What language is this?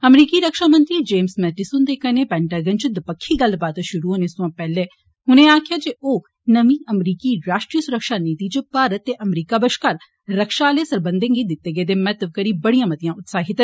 Dogri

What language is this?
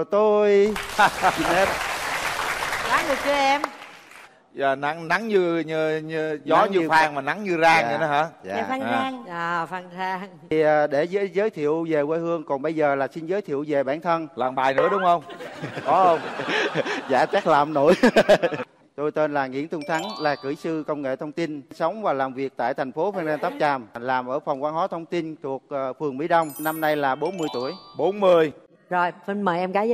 Vietnamese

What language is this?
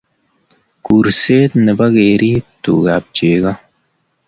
Kalenjin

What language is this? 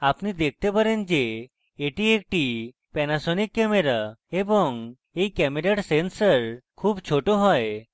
Bangla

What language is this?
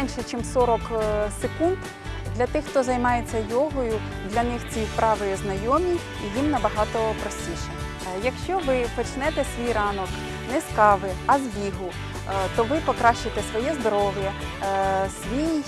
Ukrainian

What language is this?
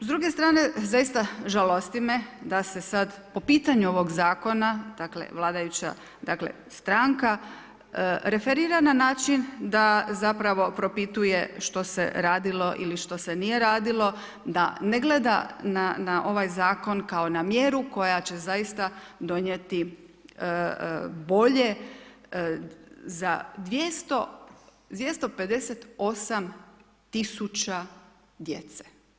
Croatian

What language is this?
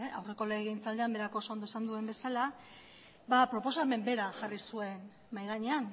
Basque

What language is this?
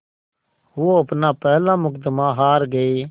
Hindi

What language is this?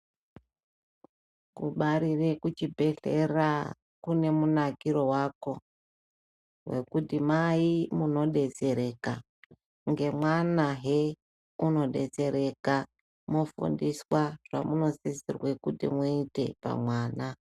Ndau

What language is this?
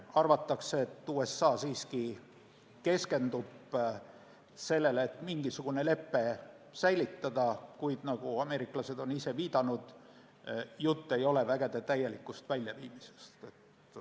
Estonian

